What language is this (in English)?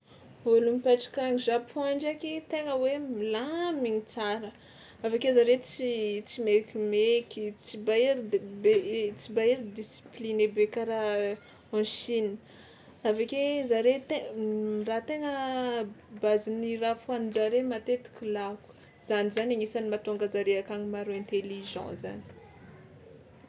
Tsimihety Malagasy